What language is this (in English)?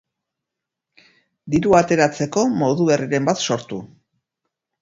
Basque